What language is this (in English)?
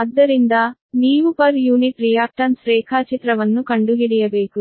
Kannada